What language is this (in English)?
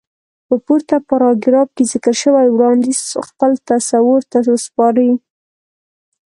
Pashto